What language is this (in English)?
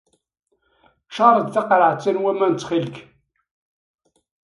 Kabyle